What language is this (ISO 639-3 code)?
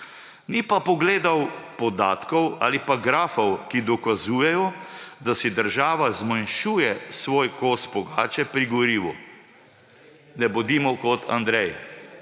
slv